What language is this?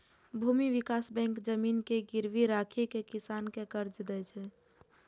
Maithili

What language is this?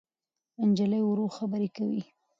Pashto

